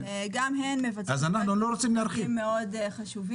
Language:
Hebrew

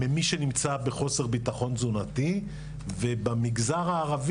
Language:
Hebrew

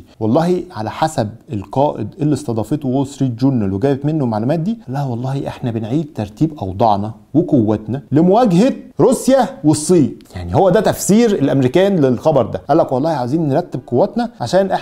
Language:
Arabic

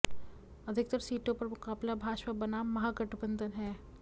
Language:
Hindi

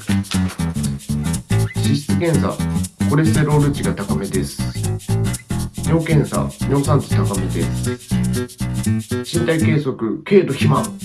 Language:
Japanese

